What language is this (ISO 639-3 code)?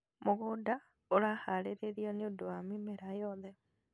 kik